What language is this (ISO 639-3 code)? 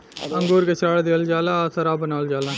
bho